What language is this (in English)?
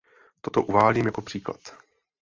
Czech